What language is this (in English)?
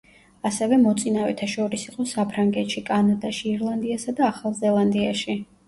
Georgian